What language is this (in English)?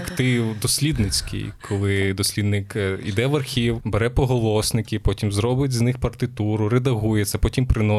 Ukrainian